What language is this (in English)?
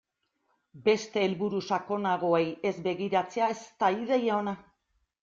Basque